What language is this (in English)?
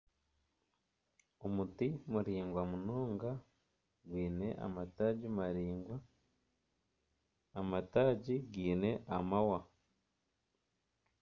Nyankole